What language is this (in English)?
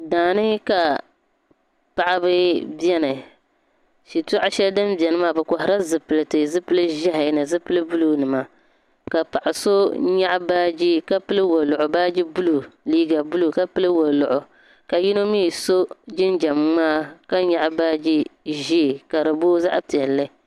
Dagbani